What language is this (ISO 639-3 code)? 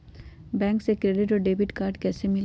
mag